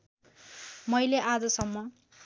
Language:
Nepali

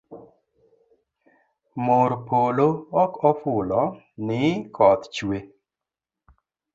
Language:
Luo (Kenya and Tanzania)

